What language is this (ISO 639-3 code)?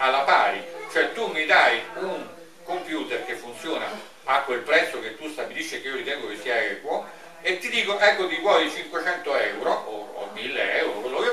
ita